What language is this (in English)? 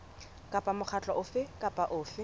Southern Sotho